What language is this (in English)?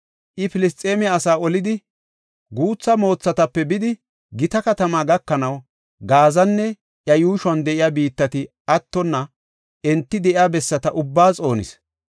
Gofa